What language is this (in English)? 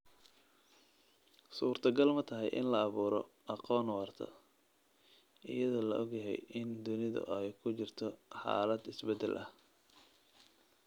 Somali